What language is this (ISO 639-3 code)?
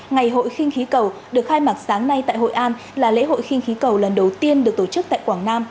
vie